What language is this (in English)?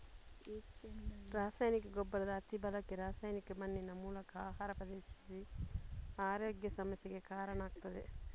Kannada